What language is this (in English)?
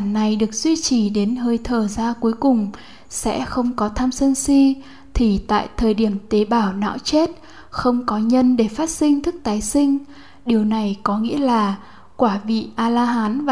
Vietnamese